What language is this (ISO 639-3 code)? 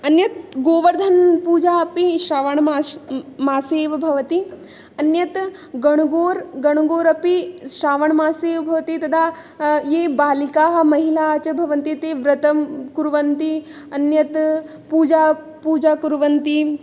san